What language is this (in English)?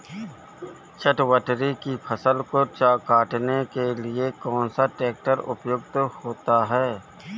Hindi